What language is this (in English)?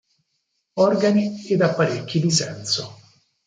Italian